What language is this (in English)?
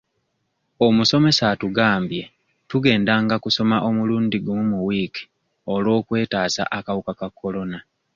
Ganda